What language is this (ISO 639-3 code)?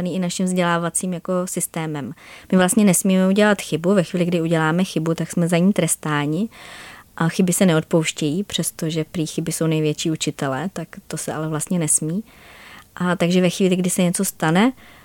ces